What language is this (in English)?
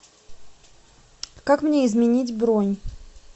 Russian